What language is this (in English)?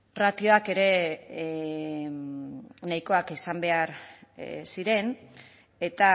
Basque